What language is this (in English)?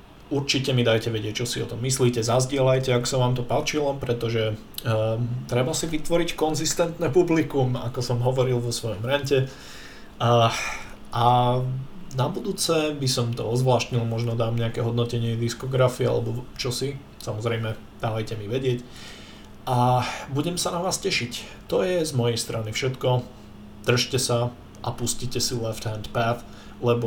Slovak